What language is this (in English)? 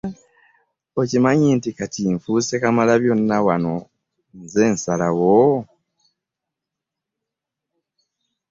Ganda